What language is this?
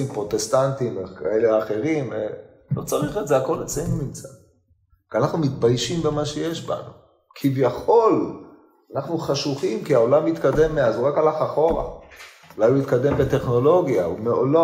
Hebrew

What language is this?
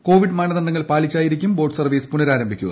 Malayalam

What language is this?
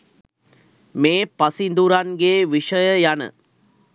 Sinhala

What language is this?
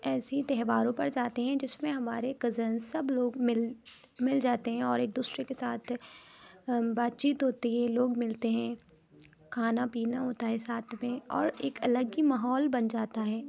Urdu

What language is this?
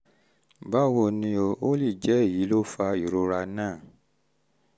Yoruba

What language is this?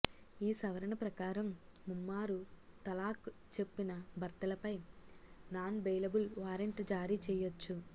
Telugu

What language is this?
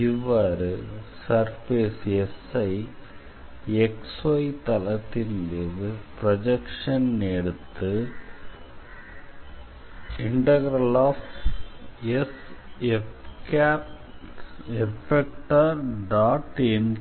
Tamil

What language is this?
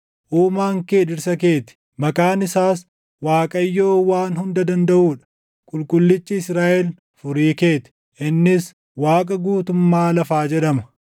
Oromo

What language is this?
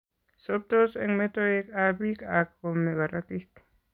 Kalenjin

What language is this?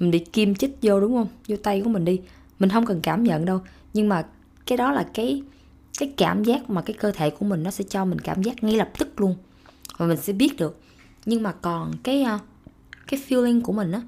Vietnamese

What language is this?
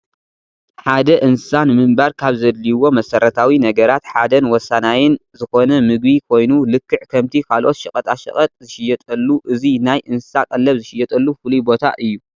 Tigrinya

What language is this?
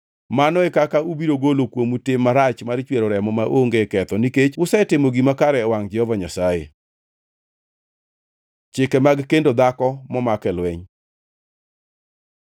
Luo (Kenya and Tanzania)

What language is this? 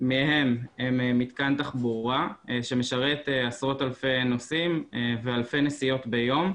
Hebrew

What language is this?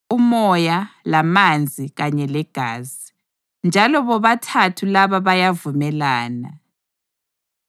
North Ndebele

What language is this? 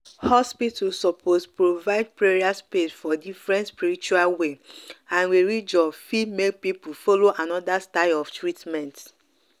Nigerian Pidgin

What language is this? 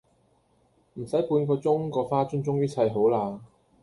Cantonese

